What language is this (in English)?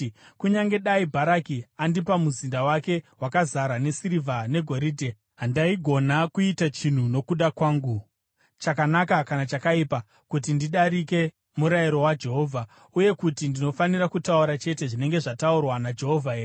Shona